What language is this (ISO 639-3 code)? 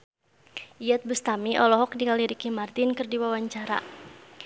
sun